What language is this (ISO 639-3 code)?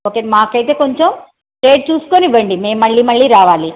tel